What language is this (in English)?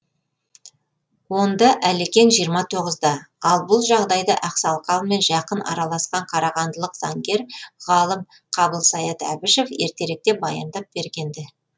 Kazakh